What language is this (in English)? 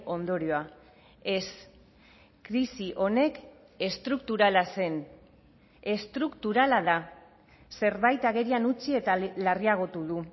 Basque